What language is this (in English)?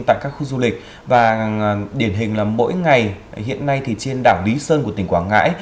Vietnamese